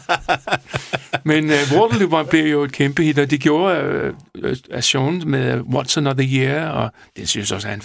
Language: Danish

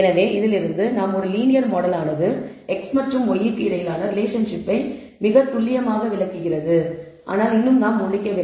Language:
Tamil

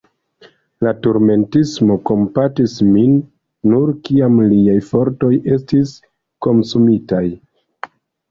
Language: Esperanto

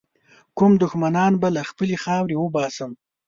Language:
Pashto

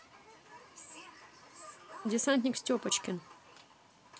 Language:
Russian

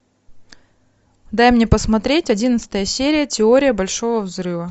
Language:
Russian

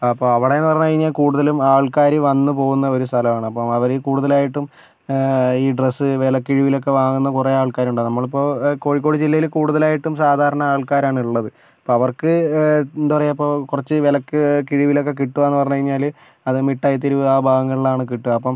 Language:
Malayalam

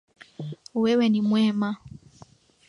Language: Swahili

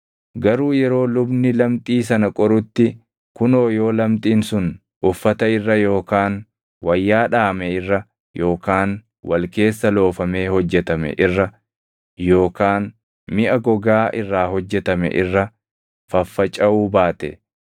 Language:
Oromo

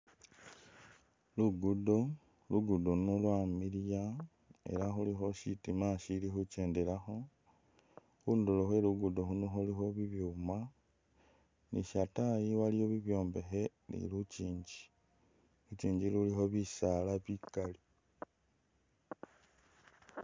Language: Masaaba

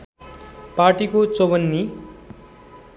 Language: Nepali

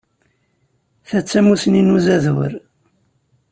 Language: Kabyle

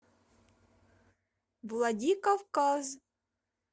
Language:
Russian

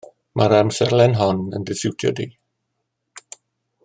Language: Welsh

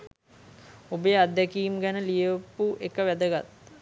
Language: Sinhala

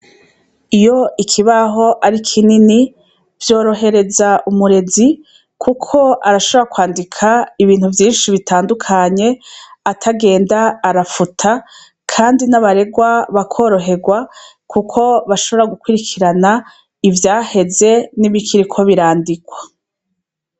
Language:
Rundi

